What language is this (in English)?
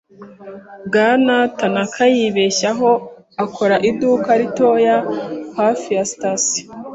Kinyarwanda